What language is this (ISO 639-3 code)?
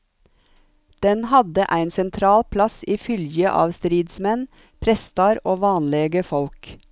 nor